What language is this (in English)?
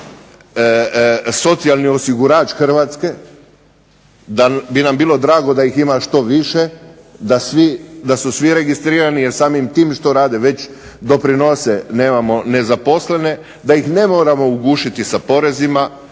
Croatian